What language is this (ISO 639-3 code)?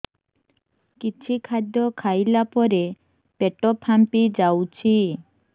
ori